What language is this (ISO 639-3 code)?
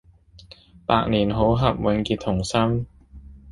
yue